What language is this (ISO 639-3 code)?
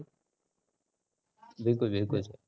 mar